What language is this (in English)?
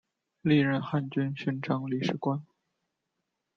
Chinese